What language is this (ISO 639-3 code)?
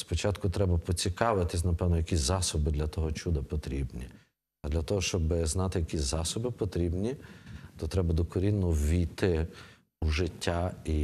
ukr